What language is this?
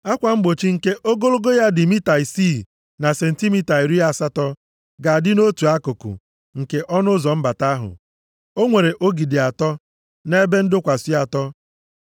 Igbo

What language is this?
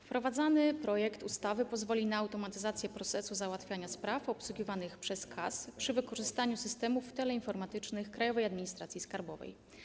Polish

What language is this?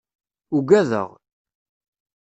Kabyle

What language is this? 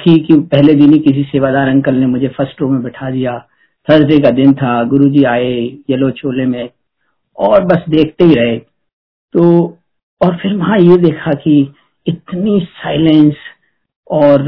Hindi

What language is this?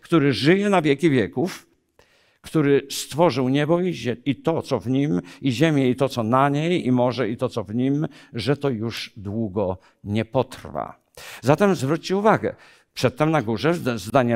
Polish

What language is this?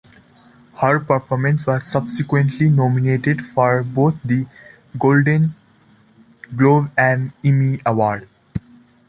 English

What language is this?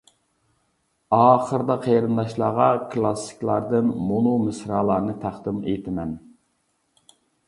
Uyghur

